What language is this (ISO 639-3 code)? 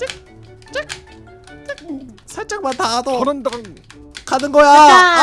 kor